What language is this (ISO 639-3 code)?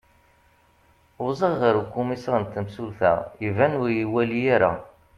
kab